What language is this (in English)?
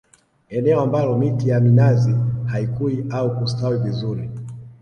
Swahili